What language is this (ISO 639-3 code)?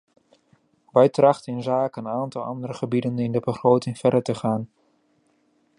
nld